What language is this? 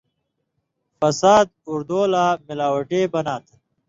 Indus Kohistani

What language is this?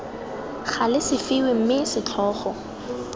Tswana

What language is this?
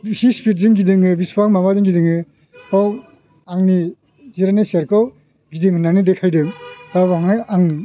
Bodo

